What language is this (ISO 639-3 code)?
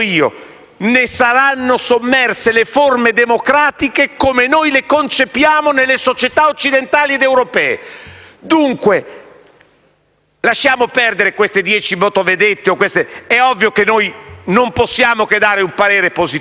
ita